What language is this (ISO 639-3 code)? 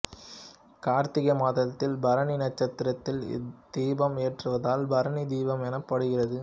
tam